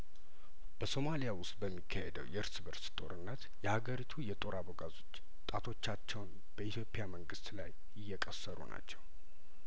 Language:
Amharic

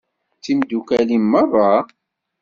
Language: Kabyle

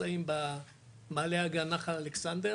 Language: Hebrew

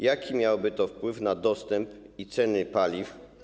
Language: Polish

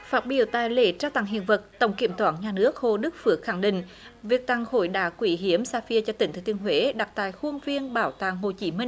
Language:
Vietnamese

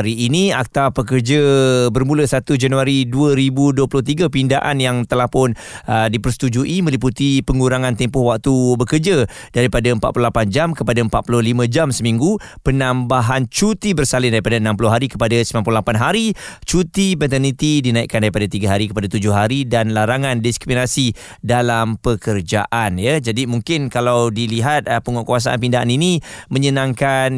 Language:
Malay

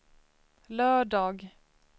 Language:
Swedish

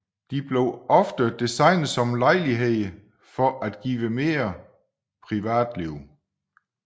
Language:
Danish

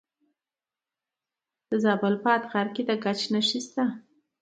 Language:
Pashto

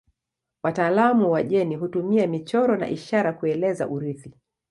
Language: Swahili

